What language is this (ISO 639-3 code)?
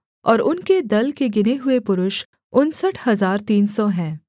hin